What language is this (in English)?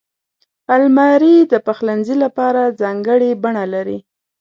Pashto